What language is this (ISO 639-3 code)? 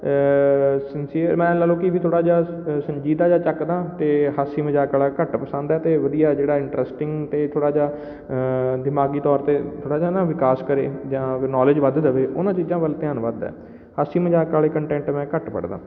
pan